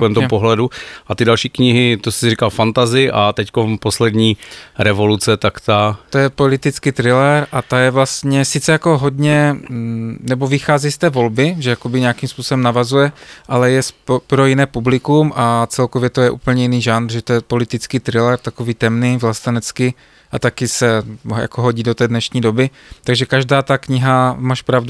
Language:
Czech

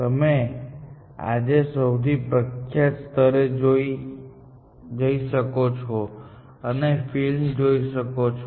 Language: Gujarati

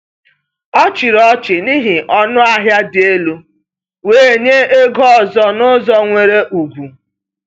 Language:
Igbo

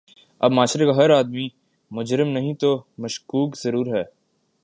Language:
Urdu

